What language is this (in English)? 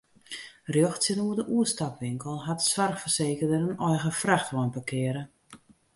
Western Frisian